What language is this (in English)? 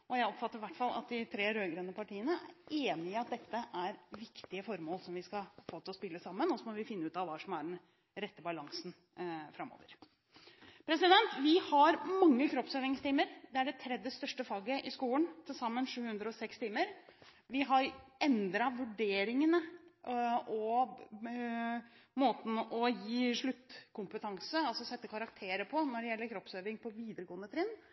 Norwegian Bokmål